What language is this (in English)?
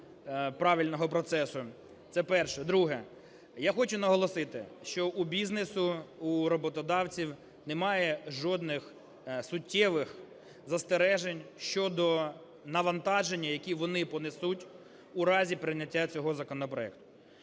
Ukrainian